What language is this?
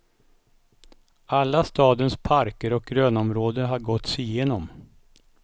Swedish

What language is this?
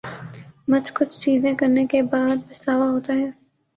Urdu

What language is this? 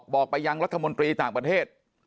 Thai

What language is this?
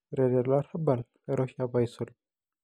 Masai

